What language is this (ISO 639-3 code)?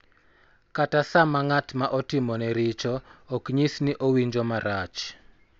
luo